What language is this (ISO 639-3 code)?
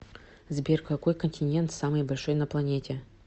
rus